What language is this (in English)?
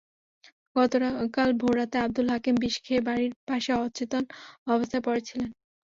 Bangla